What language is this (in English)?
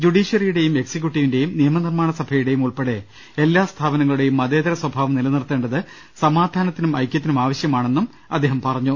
Malayalam